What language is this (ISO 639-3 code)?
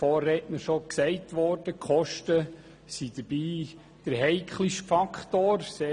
gsw